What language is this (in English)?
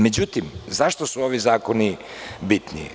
Serbian